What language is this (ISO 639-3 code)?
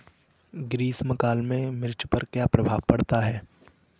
hin